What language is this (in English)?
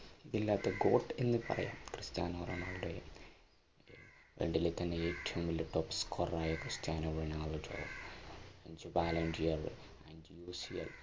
Malayalam